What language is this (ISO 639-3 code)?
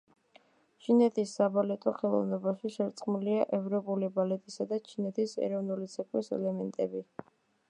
kat